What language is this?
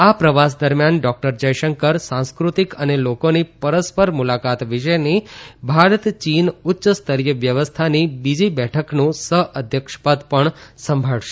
Gujarati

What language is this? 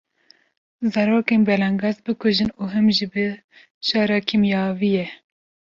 Kurdish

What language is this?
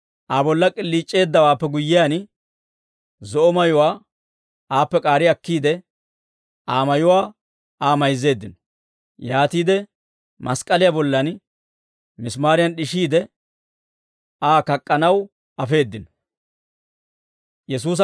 Dawro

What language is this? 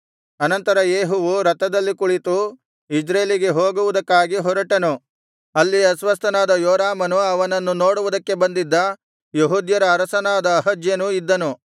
Kannada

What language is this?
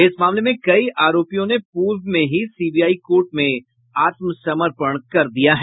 Hindi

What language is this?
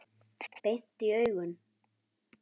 Icelandic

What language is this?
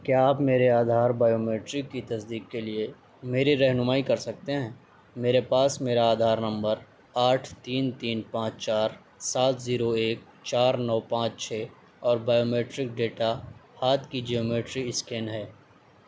Urdu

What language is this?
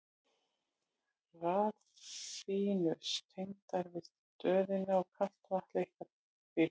Icelandic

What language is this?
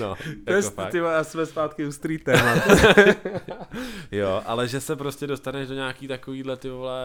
Czech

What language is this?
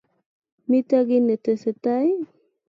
Kalenjin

